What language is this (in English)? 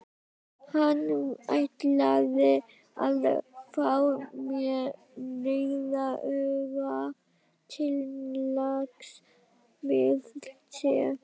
Icelandic